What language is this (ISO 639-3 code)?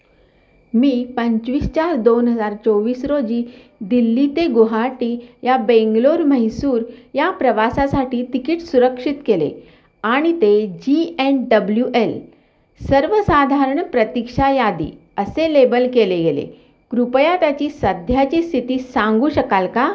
mar